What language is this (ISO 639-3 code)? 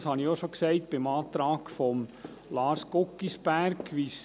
gsw